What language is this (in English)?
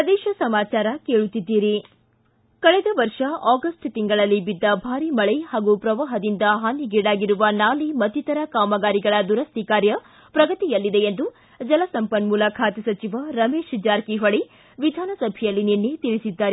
Kannada